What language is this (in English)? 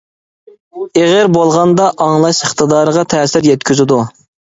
Uyghur